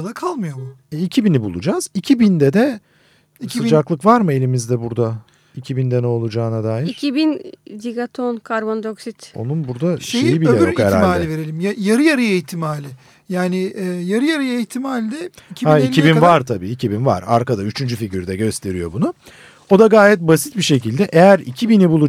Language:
Turkish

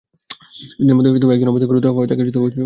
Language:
Bangla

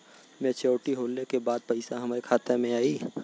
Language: Bhojpuri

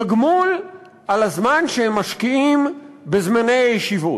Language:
Hebrew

